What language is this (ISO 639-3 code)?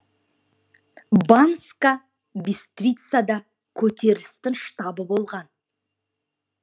kaz